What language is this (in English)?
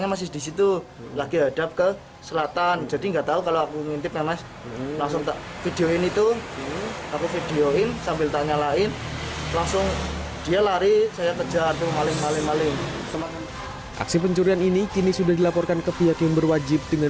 Indonesian